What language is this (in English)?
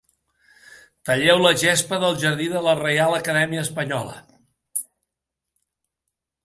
Catalan